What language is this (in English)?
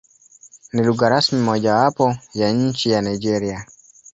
Swahili